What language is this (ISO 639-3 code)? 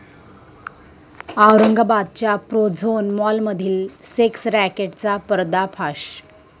mar